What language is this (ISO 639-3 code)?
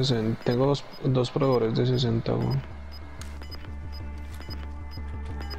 spa